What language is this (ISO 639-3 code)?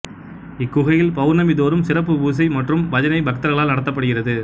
tam